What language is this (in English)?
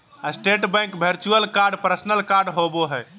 Magahi